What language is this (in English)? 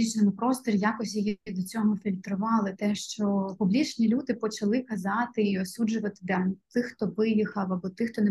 Ukrainian